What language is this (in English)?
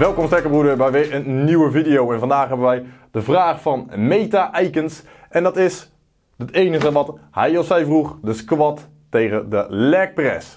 Dutch